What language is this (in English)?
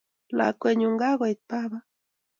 Kalenjin